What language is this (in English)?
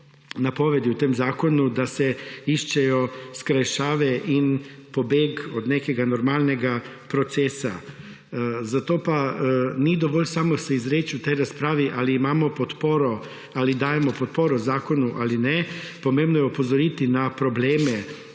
Slovenian